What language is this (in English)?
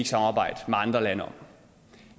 Danish